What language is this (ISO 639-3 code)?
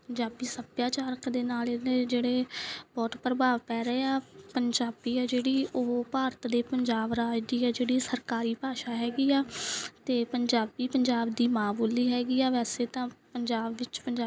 pan